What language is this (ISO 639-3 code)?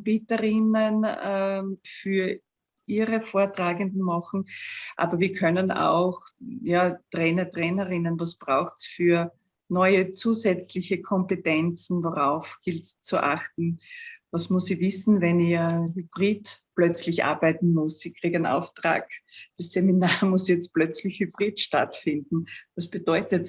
deu